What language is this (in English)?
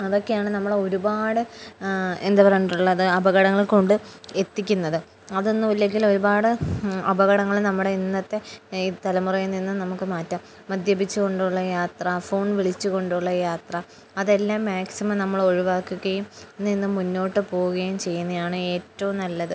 Malayalam